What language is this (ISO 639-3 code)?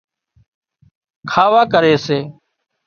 kxp